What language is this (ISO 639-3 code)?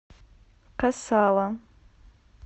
rus